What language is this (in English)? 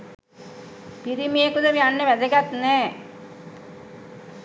Sinhala